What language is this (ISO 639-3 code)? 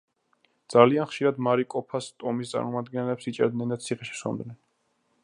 kat